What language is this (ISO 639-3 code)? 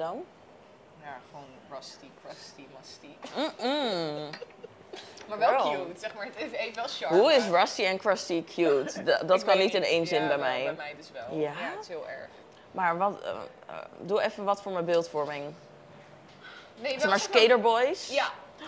nld